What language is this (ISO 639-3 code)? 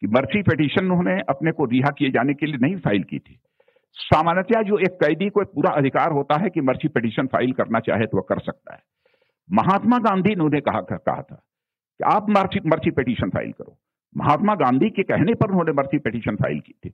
mar